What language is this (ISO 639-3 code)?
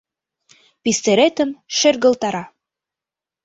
chm